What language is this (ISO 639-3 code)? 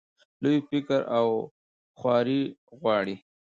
pus